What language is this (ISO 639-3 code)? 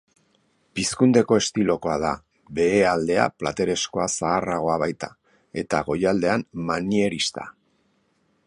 eus